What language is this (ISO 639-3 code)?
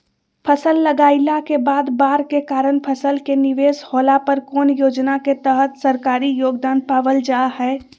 mag